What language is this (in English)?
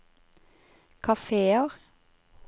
Norwegian